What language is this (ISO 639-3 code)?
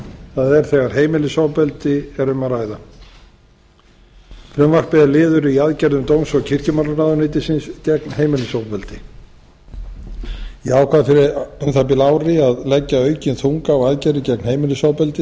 isl